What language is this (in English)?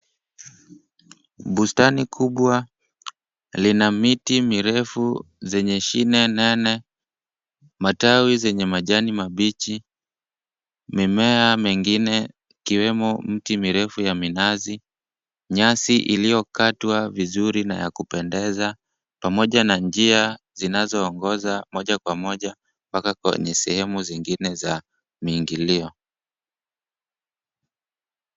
Swahili